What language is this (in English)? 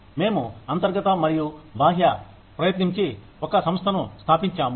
Telugu